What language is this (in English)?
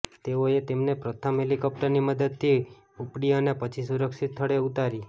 Gujarati